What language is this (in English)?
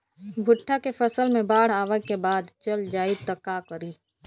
Bhojpuri